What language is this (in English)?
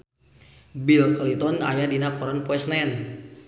Sundanese